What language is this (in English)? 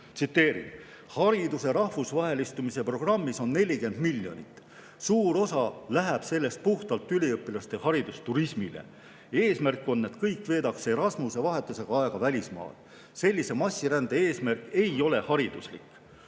Estonian